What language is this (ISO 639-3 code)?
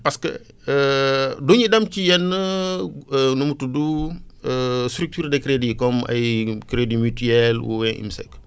wol